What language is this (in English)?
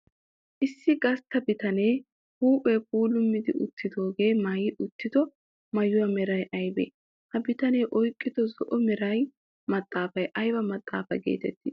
Wolaytta